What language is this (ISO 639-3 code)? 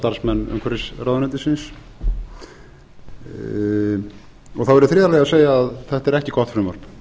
isl